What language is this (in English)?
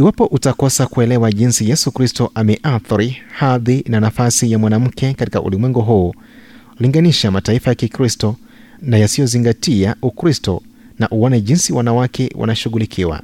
Swahili